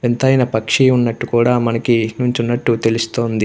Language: Telugu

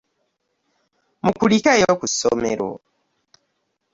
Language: Ganda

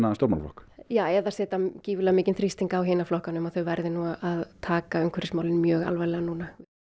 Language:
Icelandic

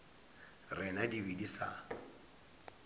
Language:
Northern Sotho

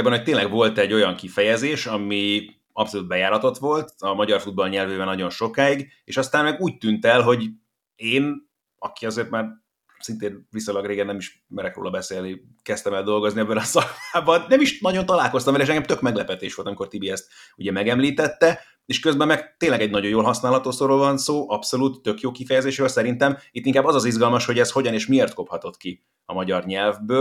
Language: Hungarian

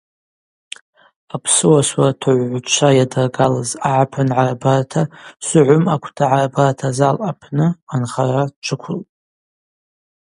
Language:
Abaza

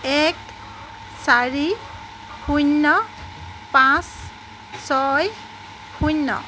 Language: Assamese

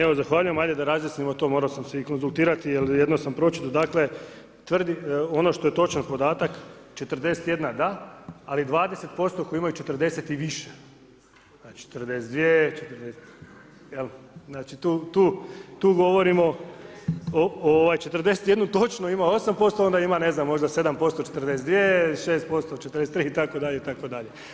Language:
Croatian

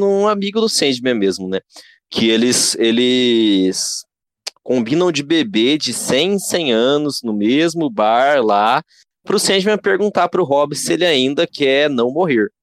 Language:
Portuguese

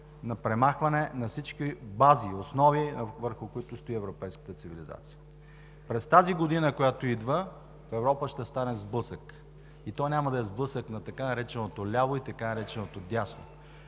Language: Bulgarian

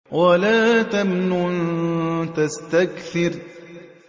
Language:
Arabic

